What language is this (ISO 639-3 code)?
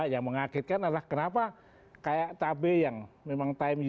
ind